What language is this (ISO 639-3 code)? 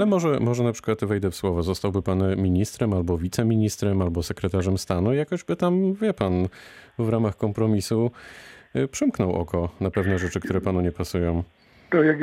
pol